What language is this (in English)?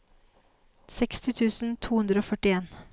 Norwegian